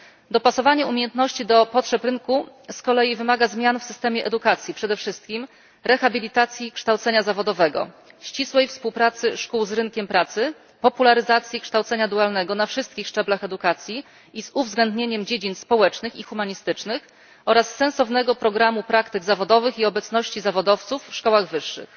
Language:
Polish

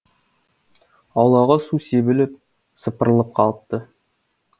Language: Kazakh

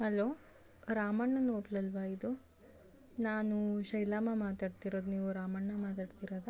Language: Kannada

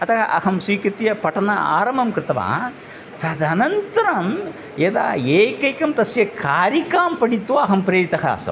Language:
Sanskrit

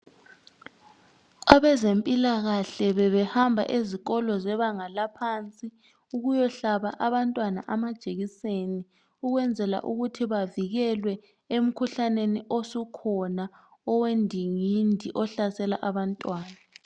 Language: North Ndebele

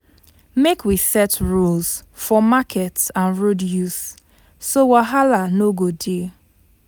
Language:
Nigerian Pidgin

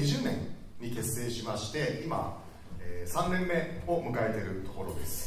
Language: Japanese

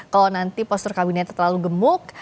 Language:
Indonesian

